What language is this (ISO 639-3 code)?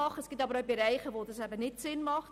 gsw